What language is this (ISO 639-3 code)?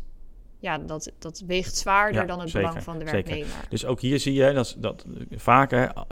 nld